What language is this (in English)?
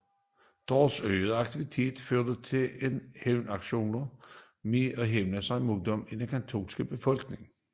Danish